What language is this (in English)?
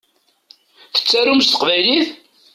Kabyle